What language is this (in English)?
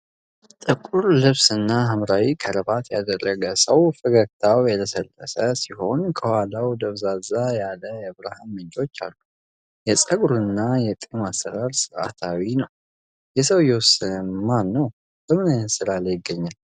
Amharic